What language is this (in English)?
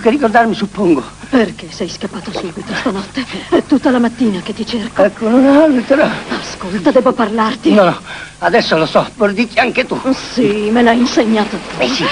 Italian